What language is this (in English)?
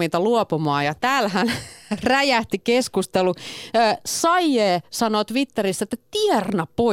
Finnish